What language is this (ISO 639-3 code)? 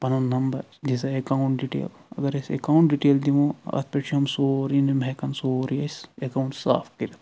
kas